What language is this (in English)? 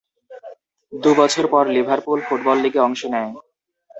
Bangla